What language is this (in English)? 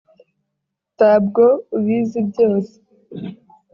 Kinyarwanda